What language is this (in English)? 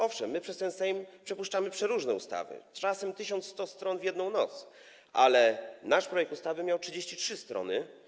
Polish